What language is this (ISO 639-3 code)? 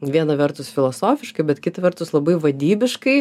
lit